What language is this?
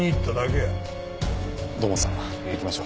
Japanese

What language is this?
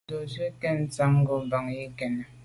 Medumba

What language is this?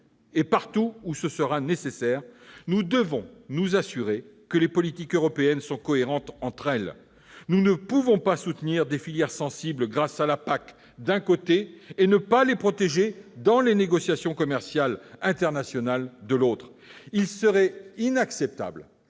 French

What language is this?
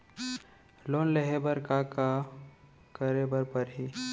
Chhattisgarhi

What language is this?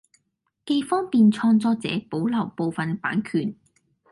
Cantonese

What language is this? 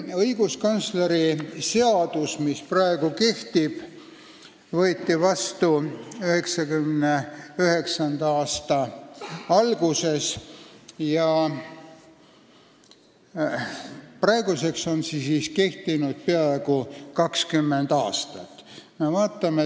Estonian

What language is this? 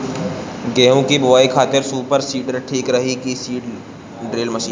Bhojpuri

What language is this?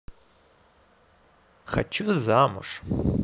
Russian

